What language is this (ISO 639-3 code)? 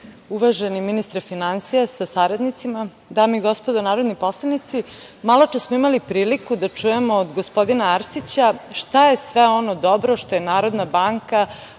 srp